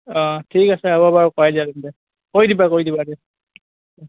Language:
Assamese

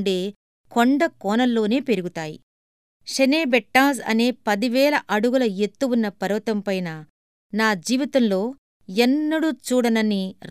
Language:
Telugu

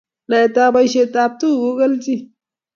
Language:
Kalenjin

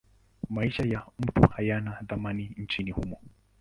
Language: Swahili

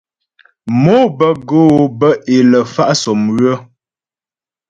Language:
Ghomala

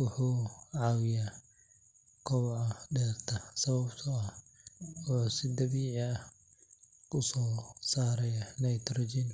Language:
Somali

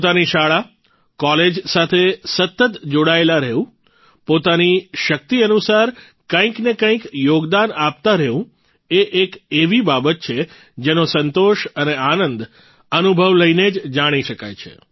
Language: Gujarati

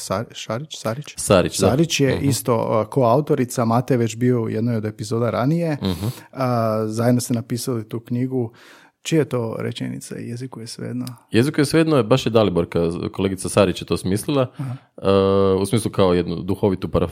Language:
Croatian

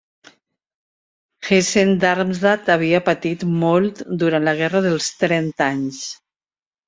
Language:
Catalan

